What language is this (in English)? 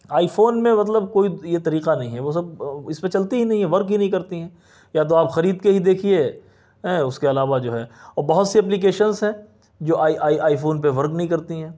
Urdu